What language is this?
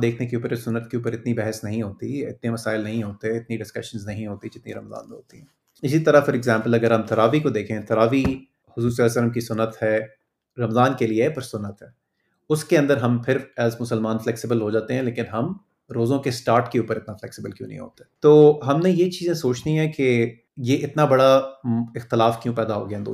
Urdu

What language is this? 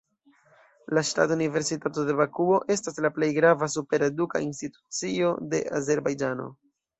Esperanto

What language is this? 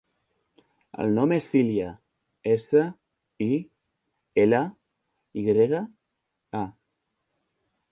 Catalan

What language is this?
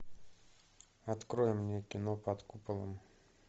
Russian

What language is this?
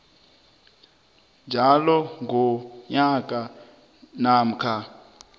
South Ndebele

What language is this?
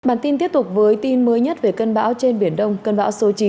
Vietnamese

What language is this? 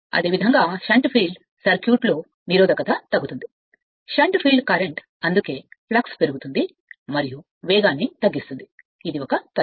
Telugu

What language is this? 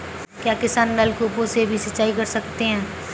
Hindi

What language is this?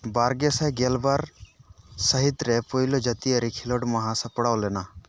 Santali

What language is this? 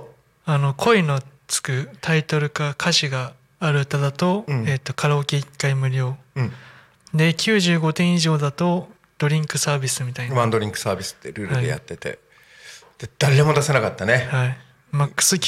Japanese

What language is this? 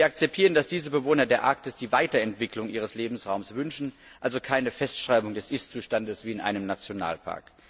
German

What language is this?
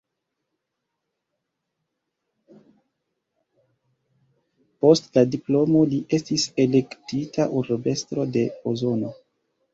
Esperanto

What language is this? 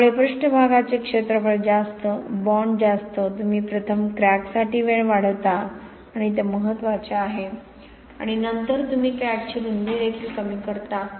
Marathi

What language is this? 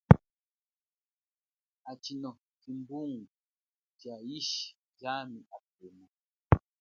Chokwe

